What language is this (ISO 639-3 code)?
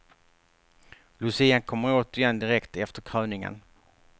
swe